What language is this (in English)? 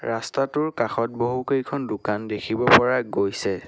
Assamese